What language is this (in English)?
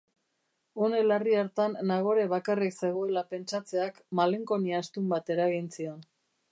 Basque